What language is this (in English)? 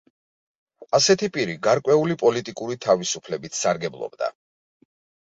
Georgian